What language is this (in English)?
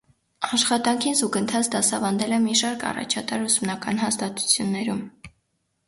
Armenian